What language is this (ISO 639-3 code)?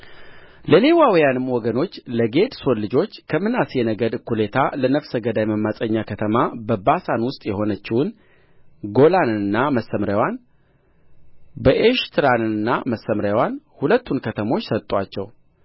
amh